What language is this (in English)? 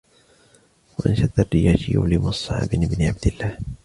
Arabic